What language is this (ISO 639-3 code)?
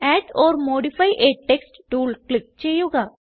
mal